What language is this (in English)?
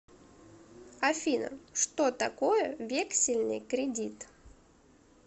Russian